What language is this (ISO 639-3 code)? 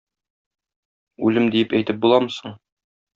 tat